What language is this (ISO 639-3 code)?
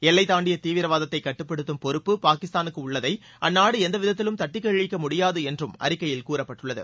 tam